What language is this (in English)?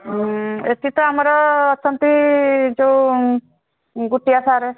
Odia